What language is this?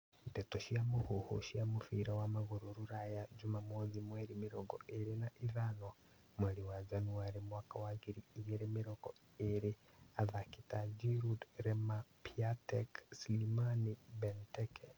Kikuyu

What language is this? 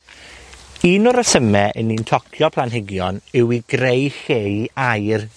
Welsh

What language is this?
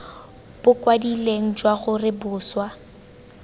Tswana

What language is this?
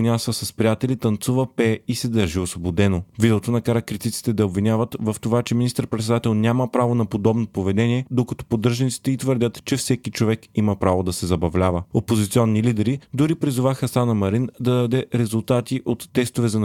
Bulgarian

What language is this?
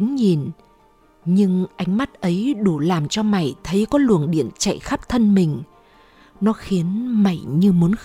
Vietnamese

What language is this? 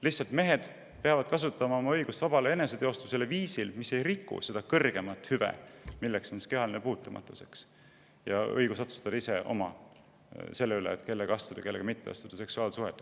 Estonian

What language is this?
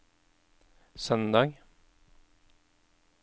Norwegian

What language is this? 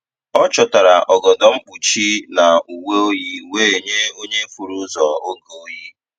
Igbo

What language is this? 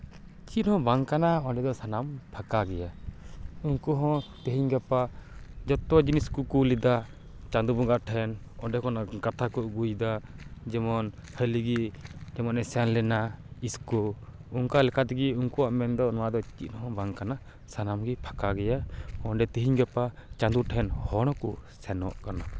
Santali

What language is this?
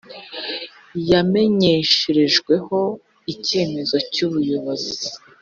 Kinyarwanda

